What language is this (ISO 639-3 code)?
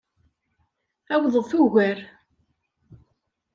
kab